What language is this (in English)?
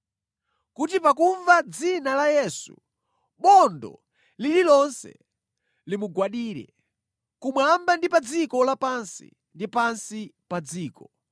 Nyanja